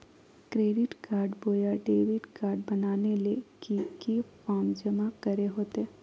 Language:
Magahi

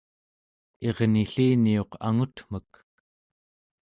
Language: Central Yupik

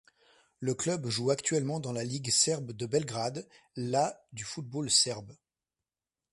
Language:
French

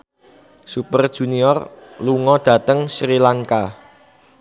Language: Javanese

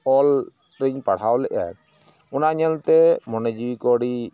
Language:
Santali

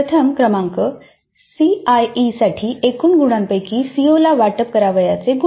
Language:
Marathi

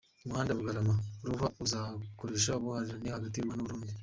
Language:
Kinyarwanda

